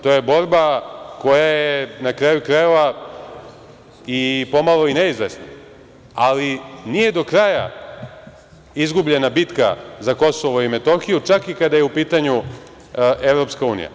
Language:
Serbian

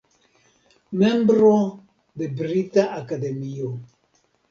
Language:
Esperanto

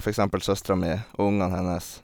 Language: Norwegian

